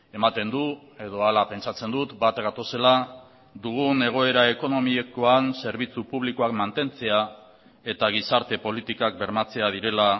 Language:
Basque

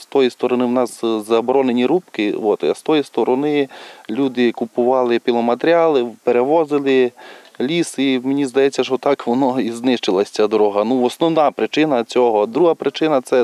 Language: Russian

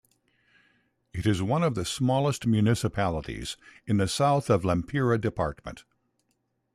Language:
English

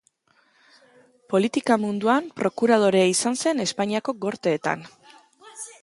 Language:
Basque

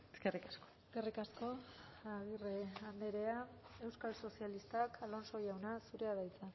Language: Basque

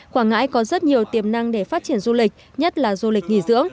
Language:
Vietnamese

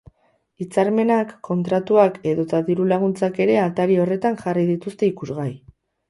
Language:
Basque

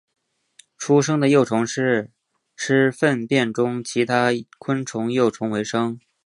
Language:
Chinese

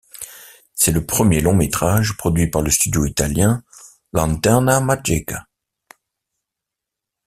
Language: French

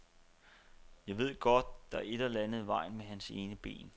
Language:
Danish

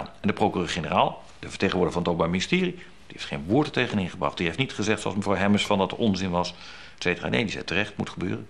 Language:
Dutch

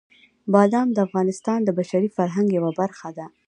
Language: Pashto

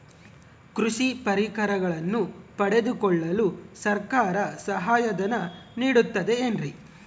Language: Kannada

